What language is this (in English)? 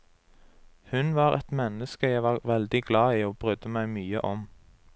Norwegian